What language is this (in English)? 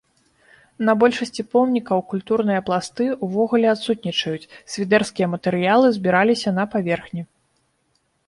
Belarusian